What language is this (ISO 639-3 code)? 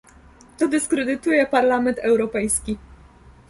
pol